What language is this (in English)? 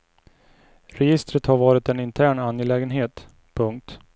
Swedish